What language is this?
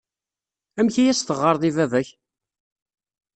Kabyle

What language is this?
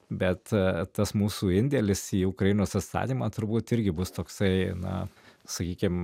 Lithuanian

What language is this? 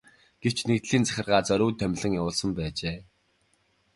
Mongolian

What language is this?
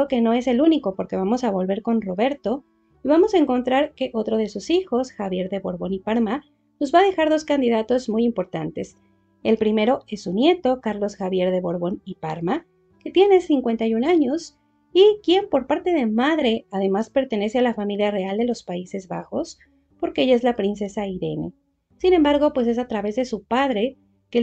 Spanish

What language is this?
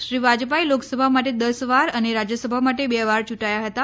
Gujarati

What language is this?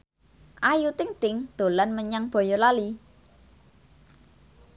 Javanese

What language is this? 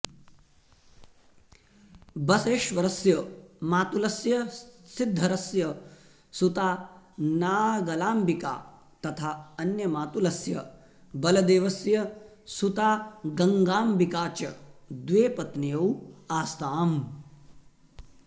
Sanskrit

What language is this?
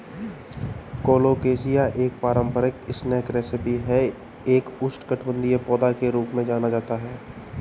Hindi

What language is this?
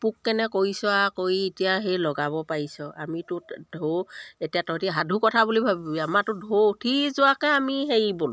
Assamese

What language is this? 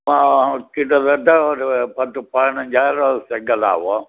Tamil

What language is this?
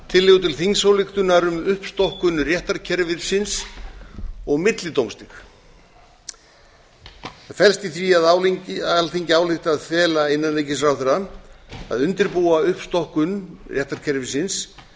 Icelandic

